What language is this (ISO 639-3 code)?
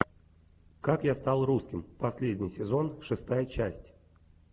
rus